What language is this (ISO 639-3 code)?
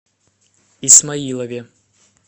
rus